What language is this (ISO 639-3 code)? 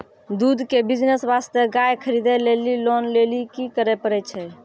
mai